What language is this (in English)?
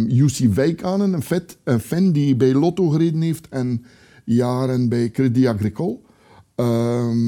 Dutch